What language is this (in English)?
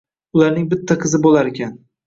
Uzbek